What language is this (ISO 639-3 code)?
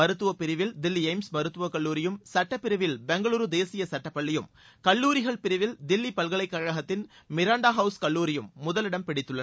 tam